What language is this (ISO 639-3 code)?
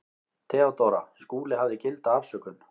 isl